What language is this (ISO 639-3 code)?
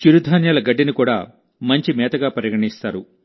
tel